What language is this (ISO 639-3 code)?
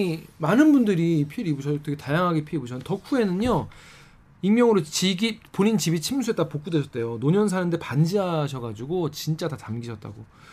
kor